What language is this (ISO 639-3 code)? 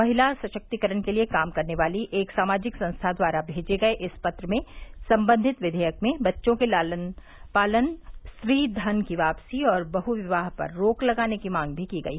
hin